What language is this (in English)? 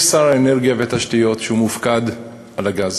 Hebrew